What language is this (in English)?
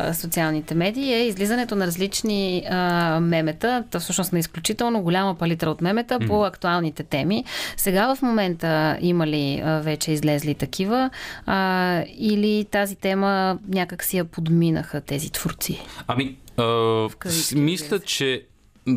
Bulgarian